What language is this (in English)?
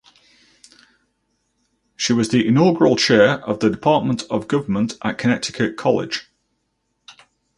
English